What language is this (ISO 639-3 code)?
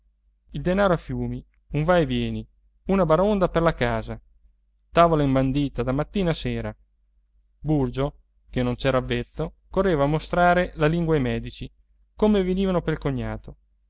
ita